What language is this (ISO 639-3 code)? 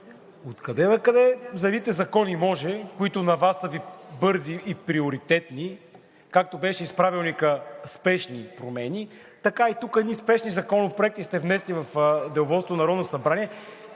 bul